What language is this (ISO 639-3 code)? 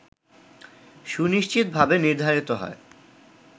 ben